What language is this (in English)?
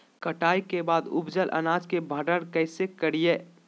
Magahi